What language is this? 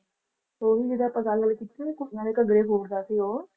Punjabi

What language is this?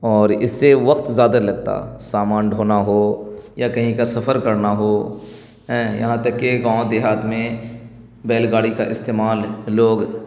Urdu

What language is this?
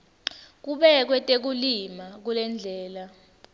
Swati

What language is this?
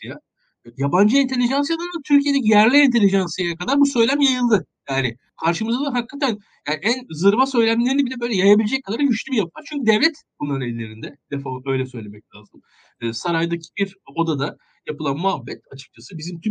Turkish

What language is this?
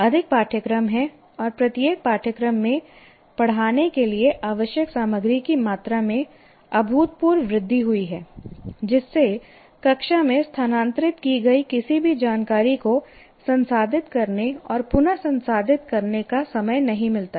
Hindi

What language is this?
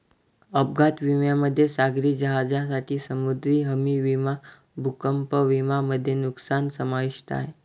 Marathi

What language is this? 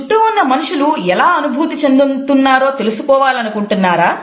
Telugu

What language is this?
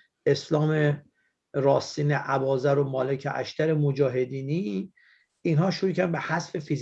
Persian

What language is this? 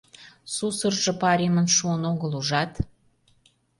Mari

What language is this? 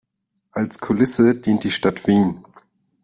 German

